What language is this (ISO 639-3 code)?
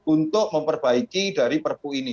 ind